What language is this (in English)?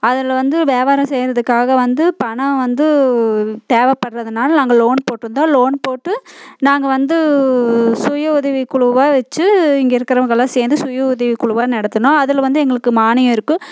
Tamil